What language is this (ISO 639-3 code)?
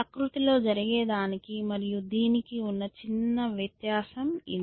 tel